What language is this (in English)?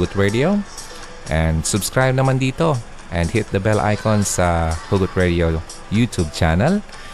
Filipino